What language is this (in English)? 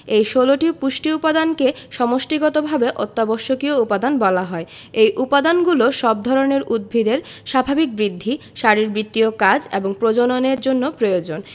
Bangla